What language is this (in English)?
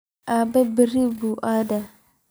Somali